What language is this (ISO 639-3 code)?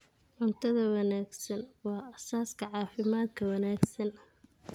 som